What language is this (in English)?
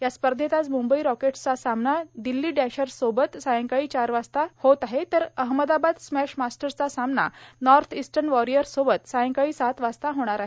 Marathi